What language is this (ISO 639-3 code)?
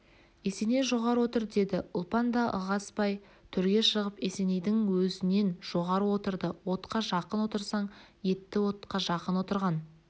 kaz